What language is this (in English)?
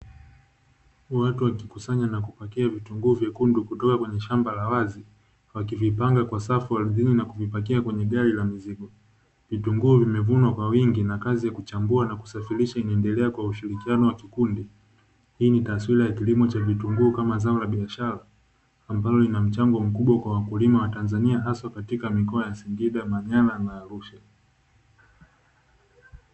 Swahili